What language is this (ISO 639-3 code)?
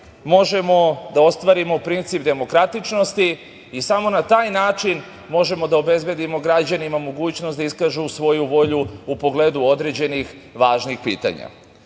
srp